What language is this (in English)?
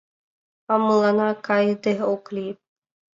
Mari